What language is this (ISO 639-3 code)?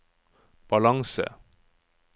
nor